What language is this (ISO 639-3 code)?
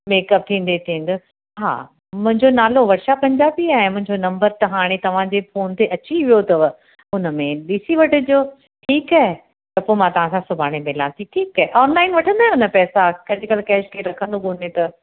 snd